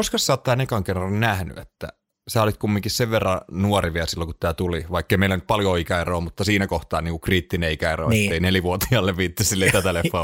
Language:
Finnish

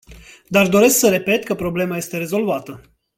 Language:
Romanian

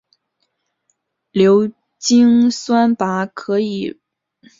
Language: Chinese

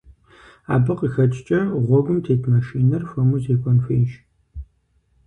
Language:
Kabardian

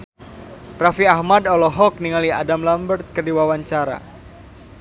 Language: Sundanese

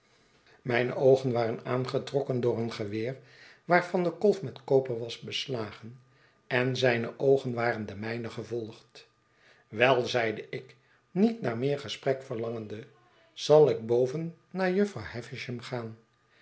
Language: Dutch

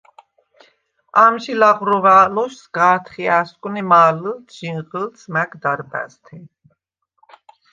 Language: Svan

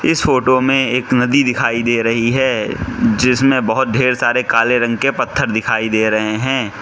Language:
Hindi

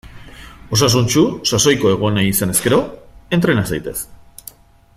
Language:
Basque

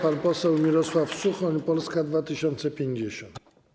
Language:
Polish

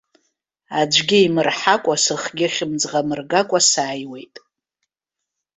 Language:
Abkhazian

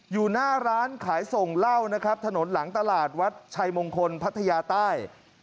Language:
Thai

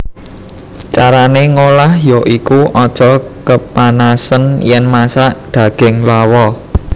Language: Javanese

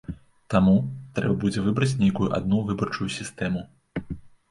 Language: Belarusian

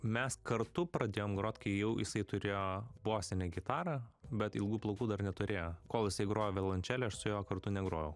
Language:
Lithuanian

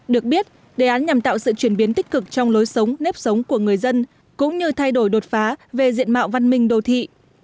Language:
Vietnamese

